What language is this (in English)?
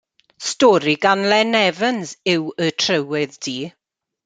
Welsh